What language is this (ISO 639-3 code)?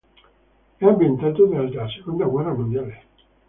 ita